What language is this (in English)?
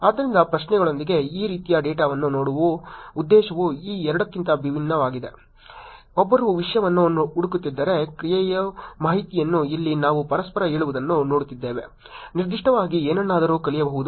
Kannada